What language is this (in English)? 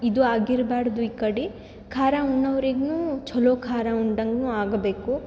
Kannada